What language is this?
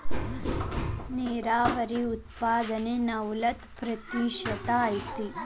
Kannada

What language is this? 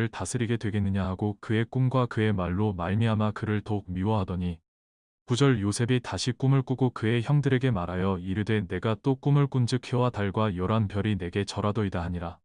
Korean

